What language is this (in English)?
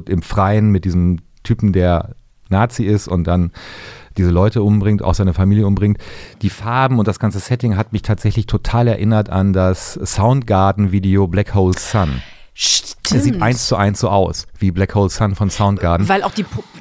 German